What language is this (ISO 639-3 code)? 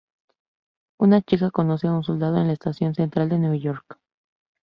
spa